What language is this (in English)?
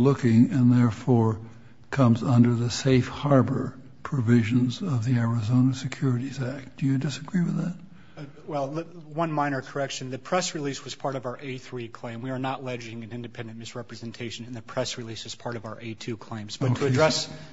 English